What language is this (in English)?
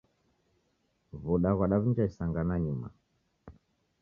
Taita